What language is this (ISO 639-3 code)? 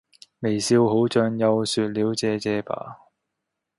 yue